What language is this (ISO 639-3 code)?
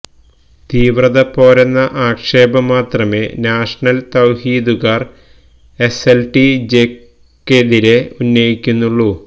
mal